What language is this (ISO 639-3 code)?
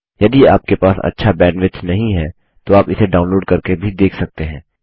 hin